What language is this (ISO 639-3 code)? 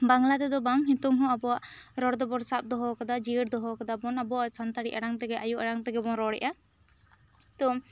sat